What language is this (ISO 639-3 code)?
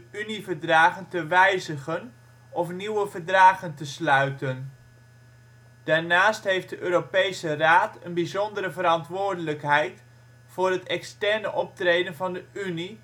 nld